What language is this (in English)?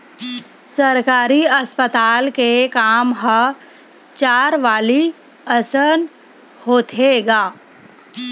Chhattisgarhi